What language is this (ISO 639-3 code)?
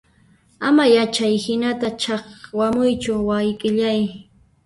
qxp